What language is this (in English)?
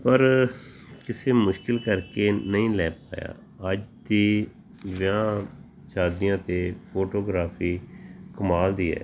Punjabi